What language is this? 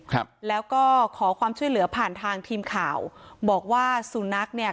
Thai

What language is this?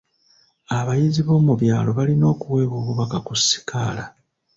Ganda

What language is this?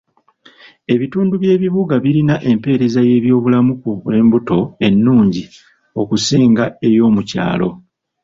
Ganda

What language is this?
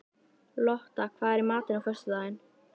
Icelandic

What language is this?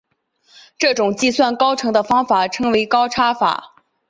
Chinese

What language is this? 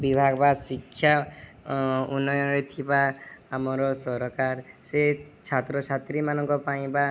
Odia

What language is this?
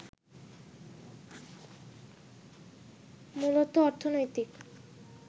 Bangla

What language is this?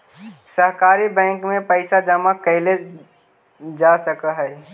Magahi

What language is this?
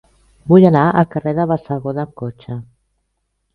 Catalan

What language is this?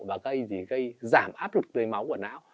Vietnamese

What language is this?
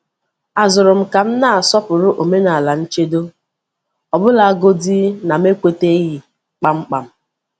Igbo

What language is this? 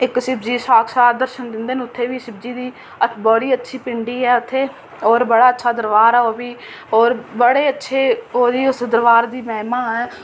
Dogri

